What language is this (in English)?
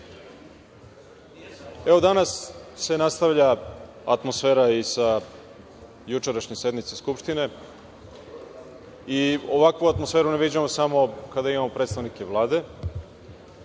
Serbian